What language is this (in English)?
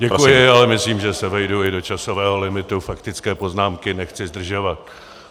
Czech